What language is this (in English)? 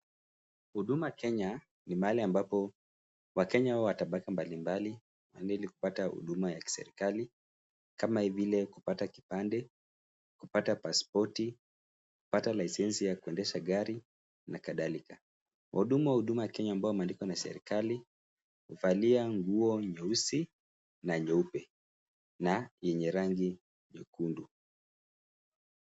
Swahili